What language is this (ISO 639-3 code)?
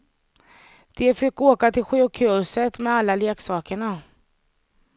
swe